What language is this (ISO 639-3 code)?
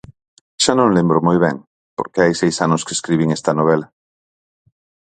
glg